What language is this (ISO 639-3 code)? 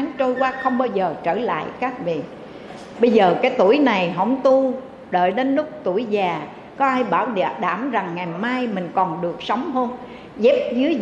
vie